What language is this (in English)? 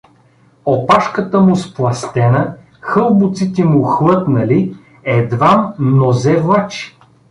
Bulgarian